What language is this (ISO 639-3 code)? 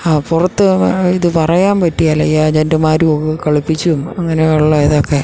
mal